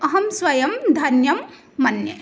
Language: Sanskrit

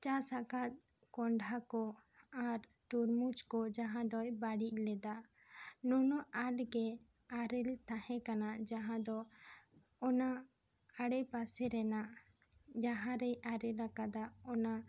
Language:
Santali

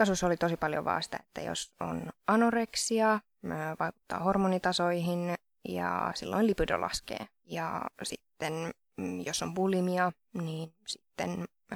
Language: Finnish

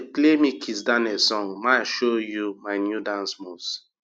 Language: Nigerian Pidgin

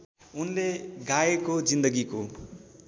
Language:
Nepali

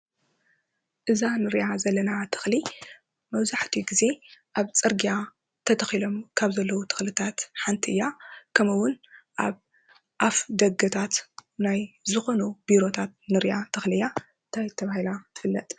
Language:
Tigrinya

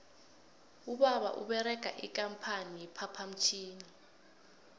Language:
South Ndebele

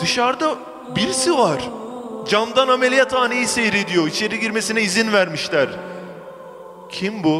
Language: Turkish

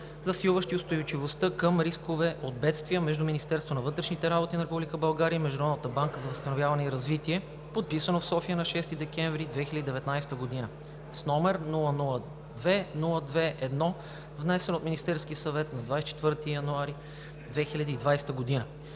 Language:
Bulgarian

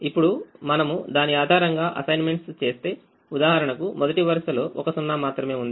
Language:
Telugu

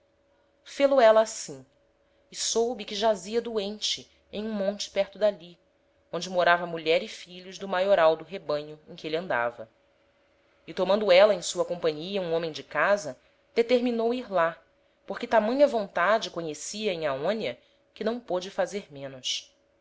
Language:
Portuguese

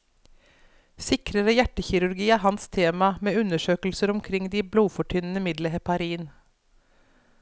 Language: Norwegian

